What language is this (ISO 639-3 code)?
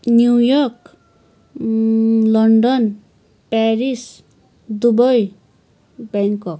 nep